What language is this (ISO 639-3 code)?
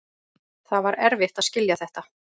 isl